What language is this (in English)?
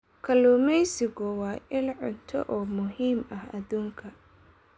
Somali